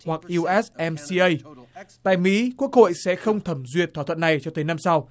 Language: Vietnamese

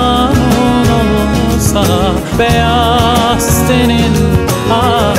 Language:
Turkish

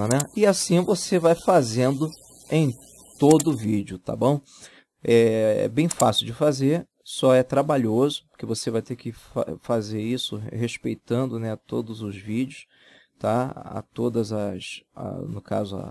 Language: Portuguese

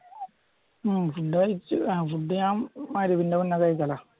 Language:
Malayalam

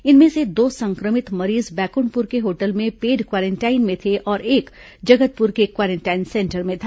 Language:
Hindi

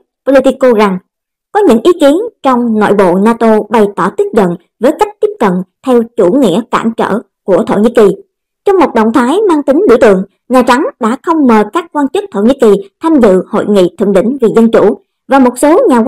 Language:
Vietnamese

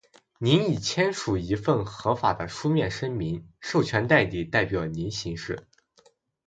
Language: Chinese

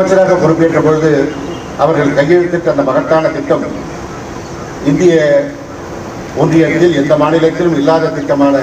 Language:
Arabic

